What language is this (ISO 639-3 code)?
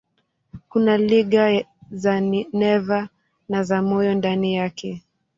swa